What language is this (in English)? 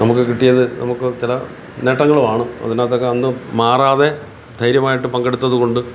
Malayalam